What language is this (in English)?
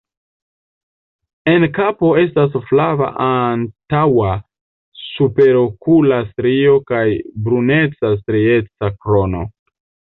Esperanto